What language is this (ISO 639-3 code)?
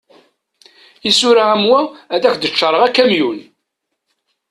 kab